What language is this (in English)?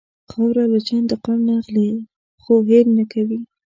Pashto